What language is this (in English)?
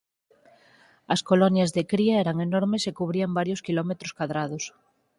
Galician